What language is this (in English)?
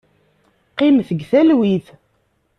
Kabyle